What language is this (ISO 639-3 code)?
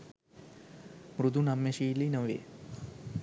sin